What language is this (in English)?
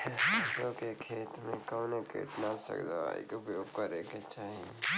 Bhojpuri